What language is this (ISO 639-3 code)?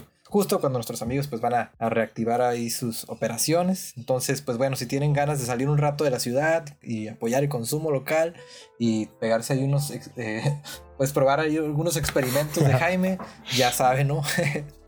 spa